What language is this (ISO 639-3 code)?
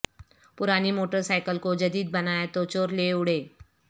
urd